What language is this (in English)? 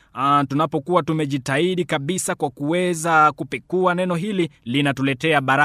Swahili